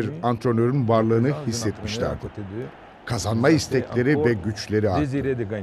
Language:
Turkish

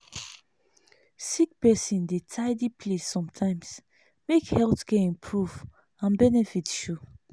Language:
Nigerian Pidgin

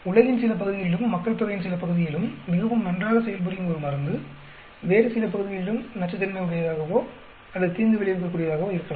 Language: Tamil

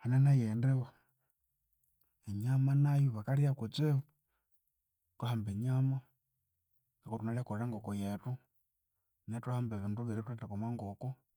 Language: Konzo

